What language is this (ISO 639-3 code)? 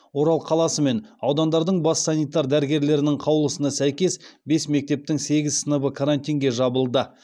kaz